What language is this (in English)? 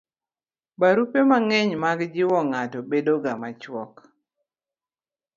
Luo (Kenya and Tanzania)